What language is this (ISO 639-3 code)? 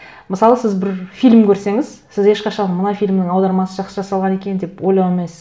kaz